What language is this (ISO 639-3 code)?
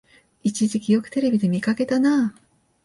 jpn